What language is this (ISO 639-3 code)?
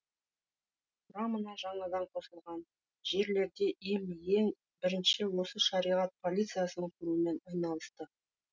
kaz